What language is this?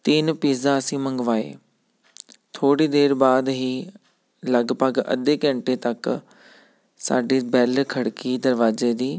Punjabi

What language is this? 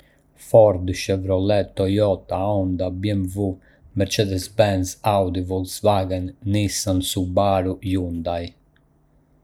Arbëreshë Albanian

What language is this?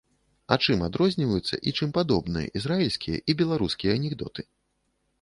Belarusian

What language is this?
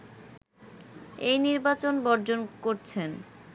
Bangla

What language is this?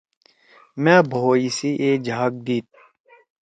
Torwali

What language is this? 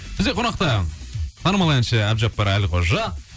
Kazakh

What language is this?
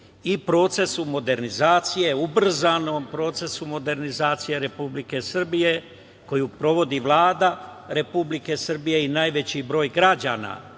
Serbian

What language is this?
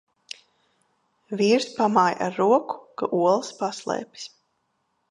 Latvian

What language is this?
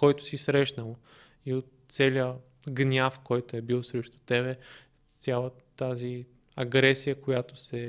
Bulgarian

